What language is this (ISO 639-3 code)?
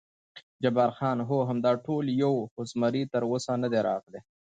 pus